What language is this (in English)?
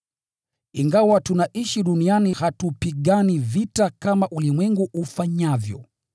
Swahili